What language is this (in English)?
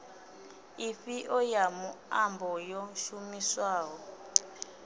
Venda